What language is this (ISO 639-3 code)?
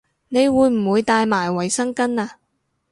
yue